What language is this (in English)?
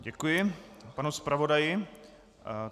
Czech